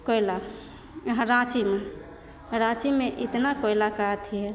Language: Maithili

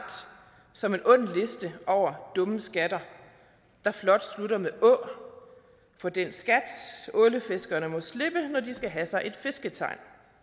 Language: Danish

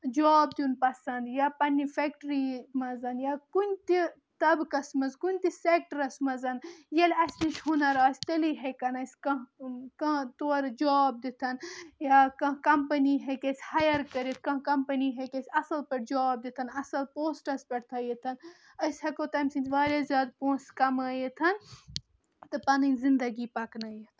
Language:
Kashmiri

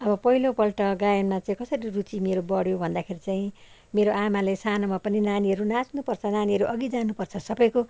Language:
Nepali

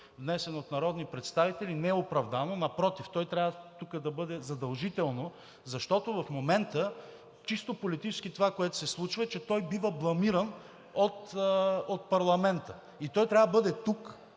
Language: Bulgarian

